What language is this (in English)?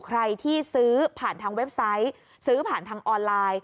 Thai